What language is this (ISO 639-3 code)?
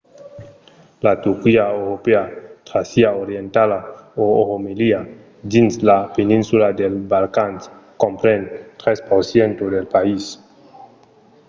oci